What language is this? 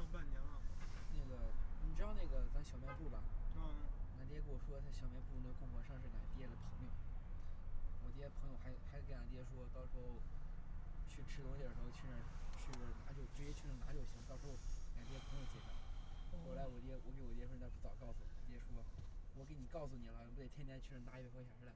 Chinese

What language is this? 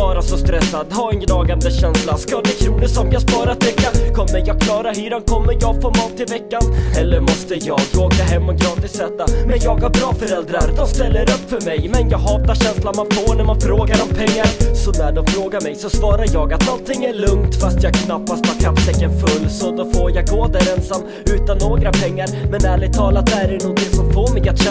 Swedish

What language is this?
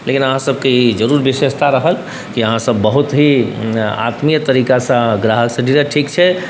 Maithili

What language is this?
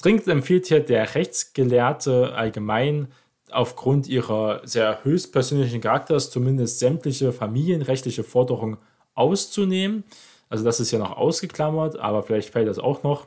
German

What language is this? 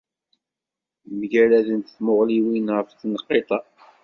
Kabyle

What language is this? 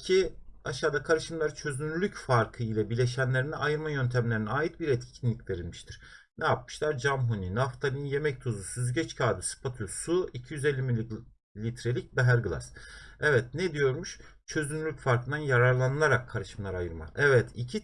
Turkish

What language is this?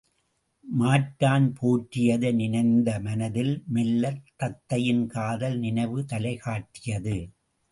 Tamil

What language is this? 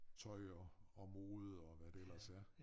Danish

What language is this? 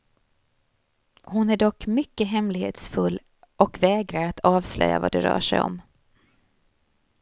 Swedish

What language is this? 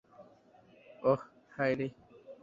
Bangla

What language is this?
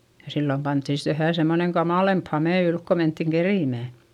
Finnish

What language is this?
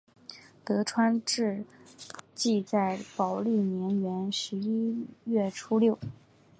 Chinese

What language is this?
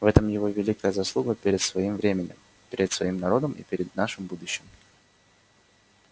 Russian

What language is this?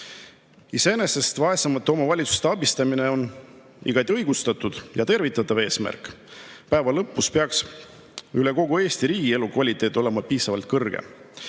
Estonian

